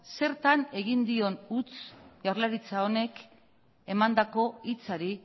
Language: Basque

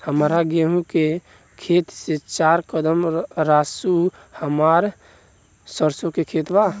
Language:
Bhojpuri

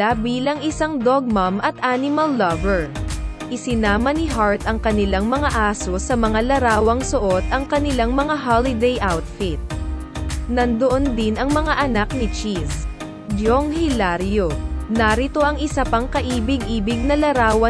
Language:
Filipino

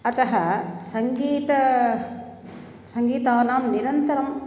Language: Sanskrit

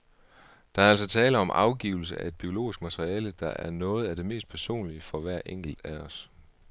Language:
Danish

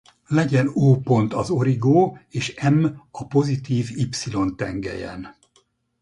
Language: Hungarian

